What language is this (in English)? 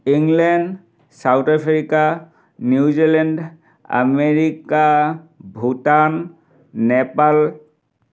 Assamese